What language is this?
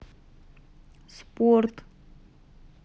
Russian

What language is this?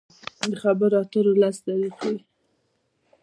Pashto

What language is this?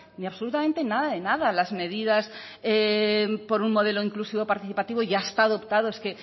Spanish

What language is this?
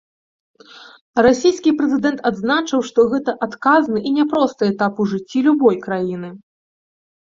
Belarusian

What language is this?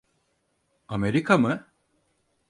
Turkish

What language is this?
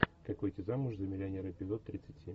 Russian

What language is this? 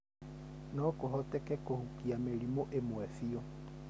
Kikuyu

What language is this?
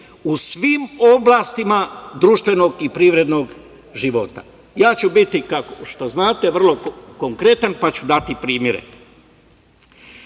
Serbian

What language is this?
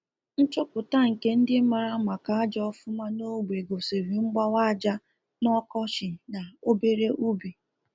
Igbo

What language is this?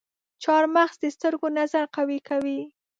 Pashto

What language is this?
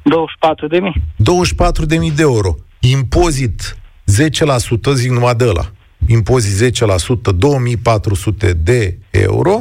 Romanian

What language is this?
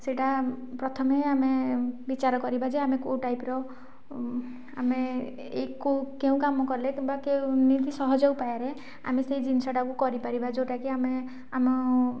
Odia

